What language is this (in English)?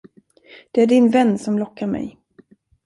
Swedish